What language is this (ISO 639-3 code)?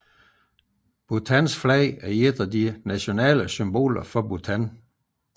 dan